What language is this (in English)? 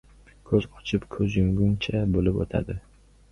Uzbek